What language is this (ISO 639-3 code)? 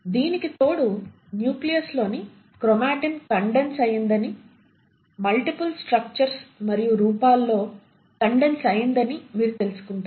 tel